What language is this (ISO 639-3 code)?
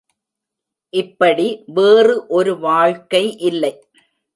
tam